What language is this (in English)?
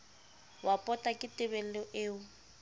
Southern Sotho